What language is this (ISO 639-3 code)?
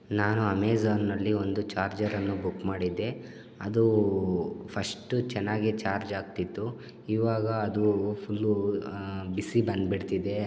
kan